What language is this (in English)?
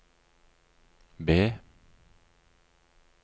Norwegian